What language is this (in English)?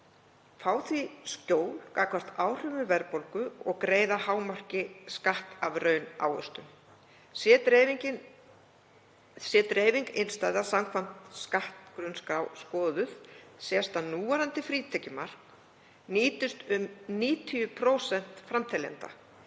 Icelandic